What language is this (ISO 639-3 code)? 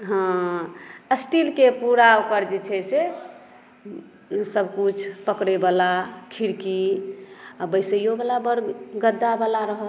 mai